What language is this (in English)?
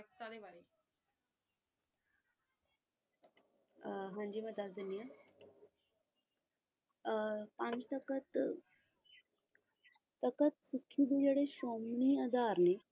Punjabi